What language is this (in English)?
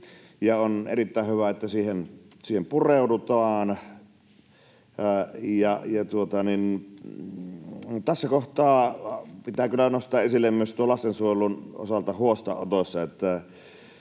Finnish